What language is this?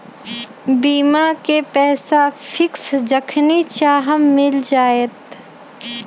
Magahi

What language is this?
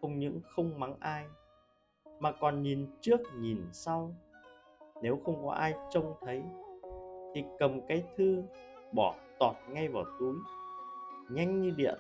Vietnamese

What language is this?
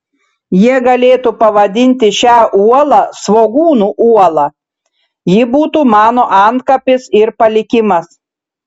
Lithuanian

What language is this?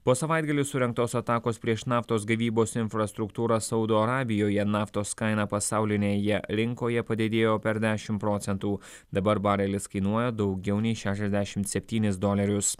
Lithuanian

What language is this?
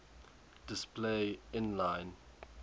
English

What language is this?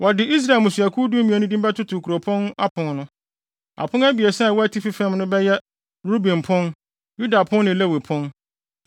Akan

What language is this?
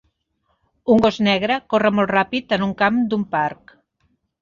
Catalan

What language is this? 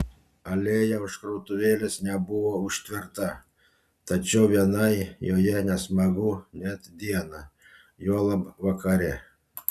Lithuanian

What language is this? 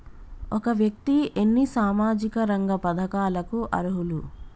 Telugu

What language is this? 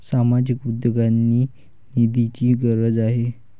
Marathi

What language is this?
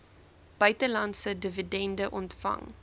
Afrikaans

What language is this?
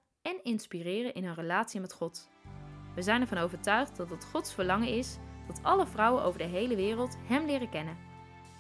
Dutch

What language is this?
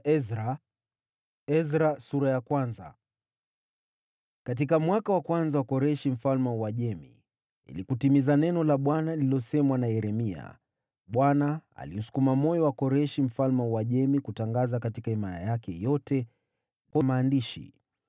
Swahili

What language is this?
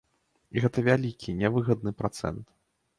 Belarusian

